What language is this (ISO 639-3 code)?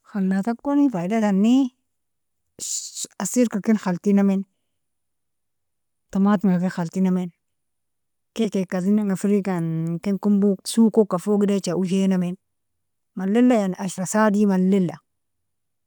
fia